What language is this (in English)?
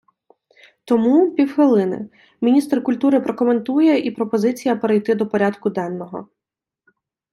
Ukrainian